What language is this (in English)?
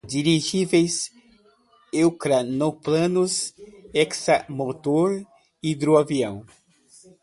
Portuguese